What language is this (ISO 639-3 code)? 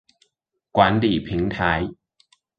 zho